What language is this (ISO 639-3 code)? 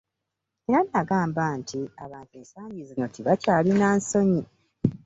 lug